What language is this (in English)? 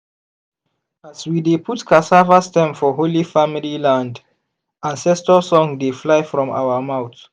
Nigerian Pidgin